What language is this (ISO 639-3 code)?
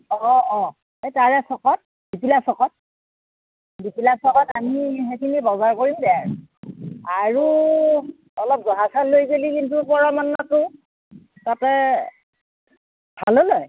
asm